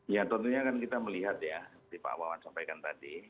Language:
Indonesian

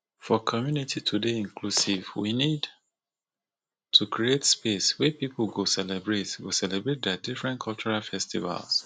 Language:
Nigerian Pidgin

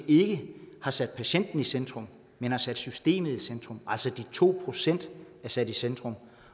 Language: Danish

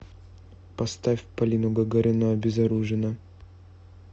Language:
Russian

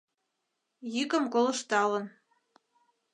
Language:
Mari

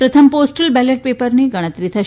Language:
Gujarati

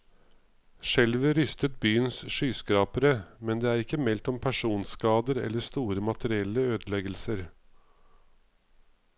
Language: Norwegian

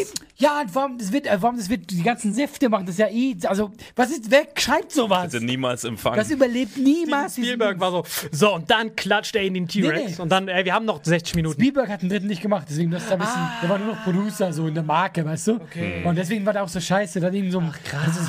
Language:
German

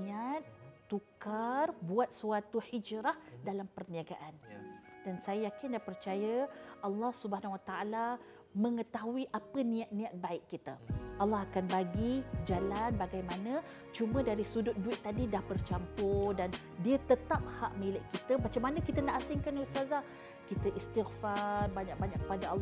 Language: Malay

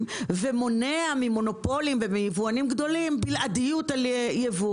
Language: Hebrew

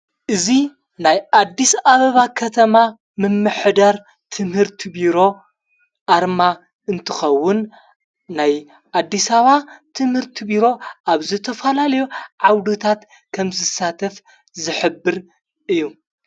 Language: Tigrinya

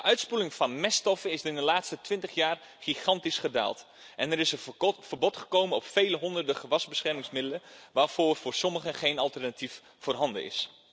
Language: Dutch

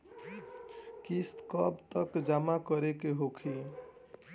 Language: Bhojpuri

